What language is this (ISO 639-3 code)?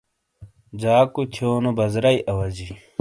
scl